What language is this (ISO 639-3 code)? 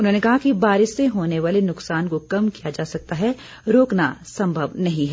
hin